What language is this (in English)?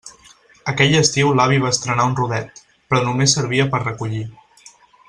Catalan